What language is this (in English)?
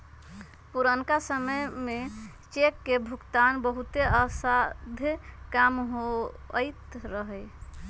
Magahi